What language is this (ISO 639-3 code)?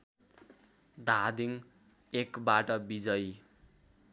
nep